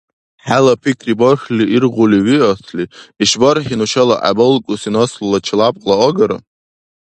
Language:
Dargwa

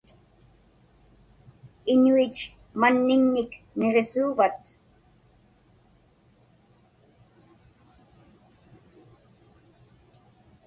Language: Inupiaq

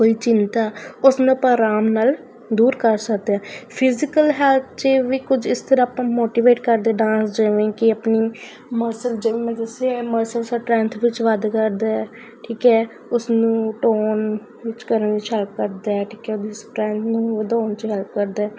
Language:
Punjabi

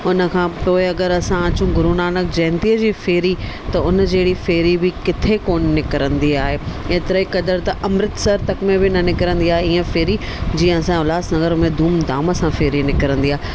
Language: Sindhi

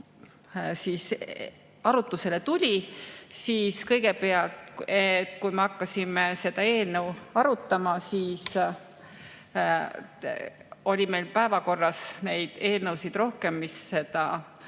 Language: Estonian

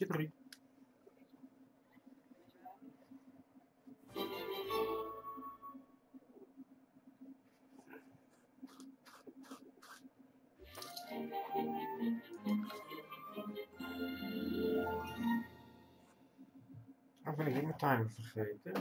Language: Dutch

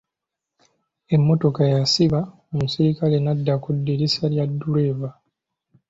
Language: Ganda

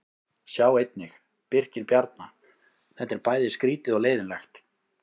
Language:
Icelandic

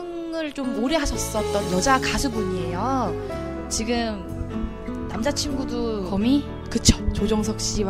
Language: Korean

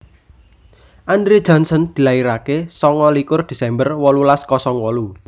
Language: Javanese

